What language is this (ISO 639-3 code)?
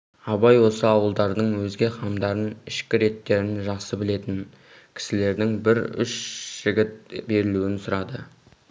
kaz